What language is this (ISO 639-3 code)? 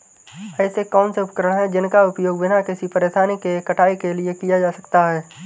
hin